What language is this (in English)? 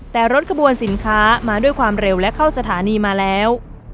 Thai